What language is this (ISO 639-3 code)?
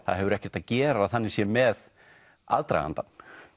isl